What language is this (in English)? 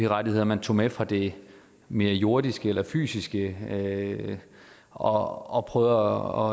Danish